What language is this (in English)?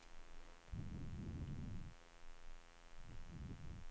Swedish